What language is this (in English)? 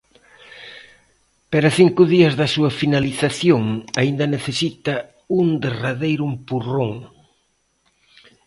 Galician